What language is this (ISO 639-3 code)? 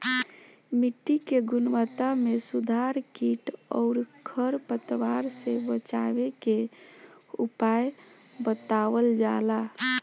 bho